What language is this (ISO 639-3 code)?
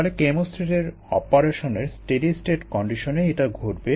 ben